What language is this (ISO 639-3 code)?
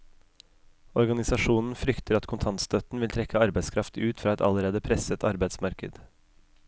nor